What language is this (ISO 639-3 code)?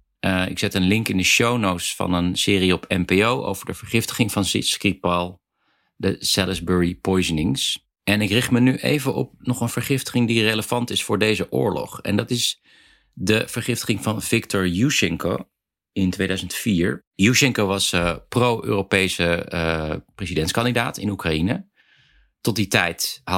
nld